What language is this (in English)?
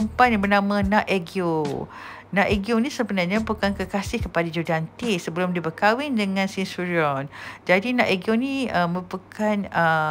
Malay